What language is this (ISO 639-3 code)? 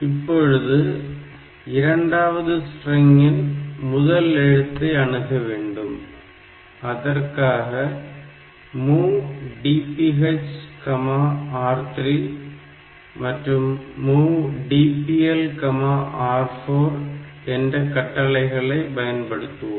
tam